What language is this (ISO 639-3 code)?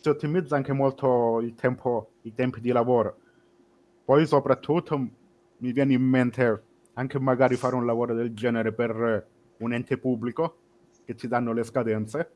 ita